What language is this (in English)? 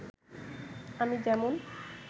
Bangla